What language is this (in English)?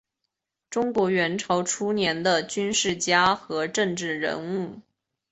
Chinese